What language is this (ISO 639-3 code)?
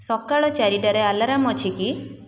ori